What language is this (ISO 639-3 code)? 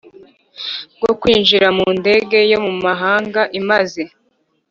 kin